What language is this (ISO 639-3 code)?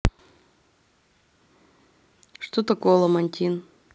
rus